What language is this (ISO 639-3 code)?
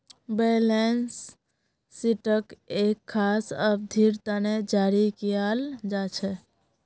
mag